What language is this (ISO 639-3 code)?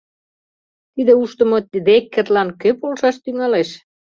chm